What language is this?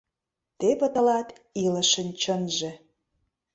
Mari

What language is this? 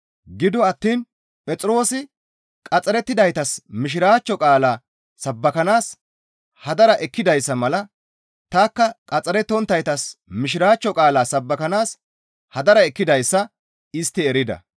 Gamo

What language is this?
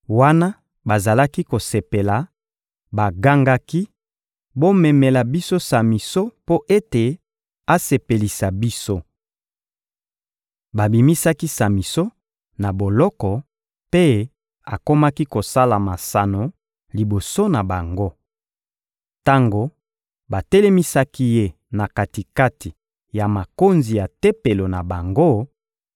Lingala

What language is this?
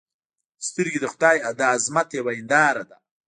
Pashto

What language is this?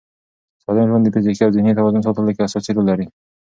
Pashto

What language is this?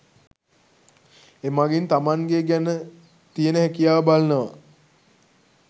Sinhala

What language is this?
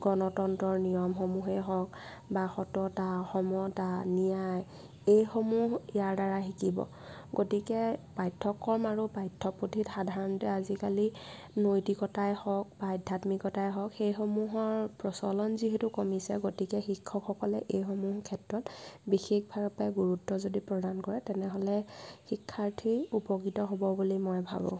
Assamese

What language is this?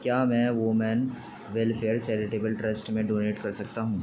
Urdu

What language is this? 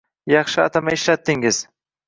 Uzbek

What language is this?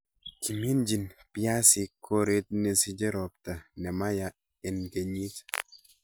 Kalenjin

